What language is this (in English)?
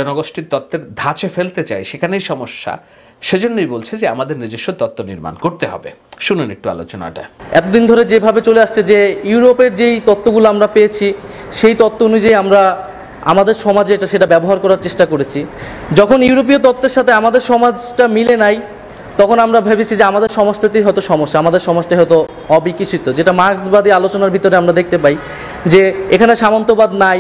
Bangla